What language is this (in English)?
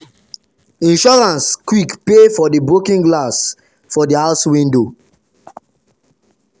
Nigerian Pidgin